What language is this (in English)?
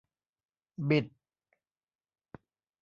Thai